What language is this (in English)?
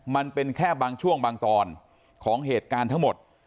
Thai